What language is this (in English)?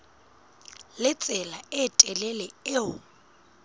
Southern Sotho